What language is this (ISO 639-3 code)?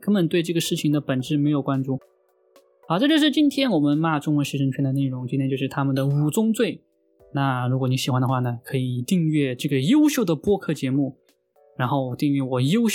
zho